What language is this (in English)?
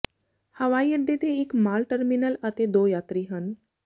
Punjabi